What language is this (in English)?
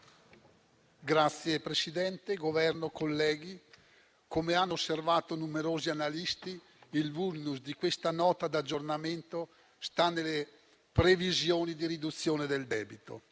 Italian